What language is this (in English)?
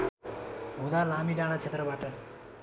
Nepali